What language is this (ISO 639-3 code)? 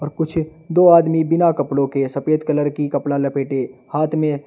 hin